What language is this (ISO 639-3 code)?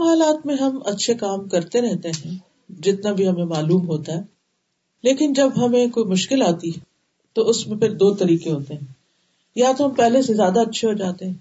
urd